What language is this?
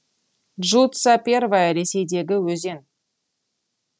Kazakh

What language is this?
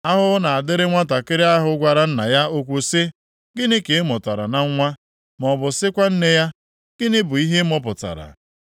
Igbo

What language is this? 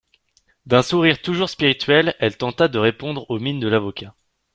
French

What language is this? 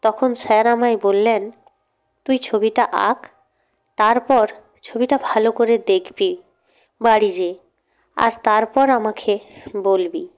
Bangla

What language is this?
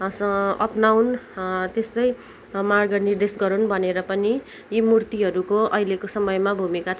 Nepali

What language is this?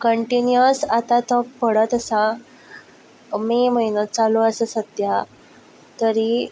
Konkani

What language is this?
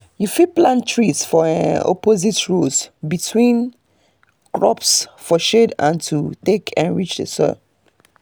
Nigerian Pidgin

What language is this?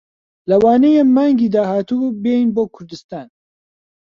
Central Kurdish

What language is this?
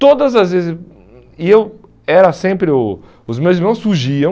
Portuguese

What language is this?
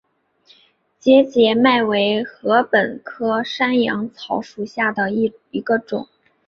Chinese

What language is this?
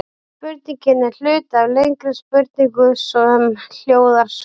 Icelandic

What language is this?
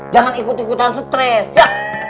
Indonesian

